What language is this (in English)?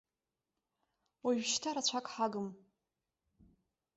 Abkhazian